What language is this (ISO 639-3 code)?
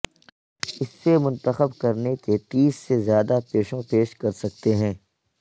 urd